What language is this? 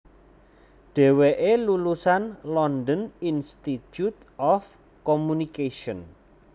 Javanese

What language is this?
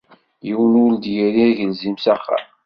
Kabyle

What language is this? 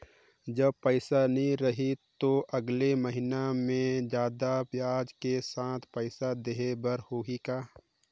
Chhattisgarhi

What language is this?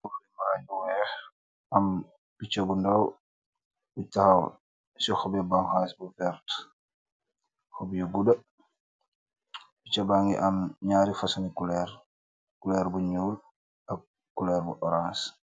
Wolof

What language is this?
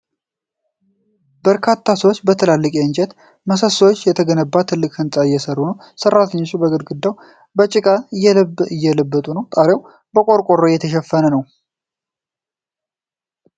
Amharic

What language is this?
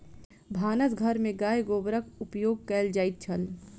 Maithili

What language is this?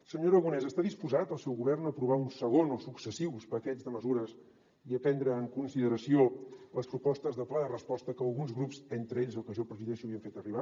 Catalan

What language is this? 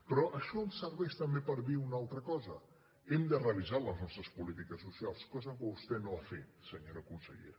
Catalan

